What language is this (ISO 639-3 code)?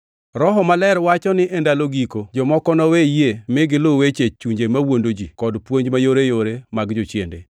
luo